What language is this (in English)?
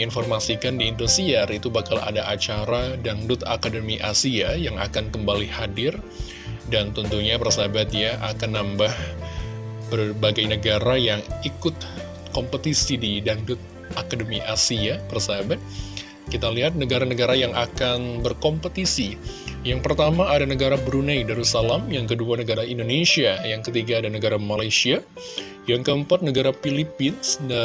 Indonesian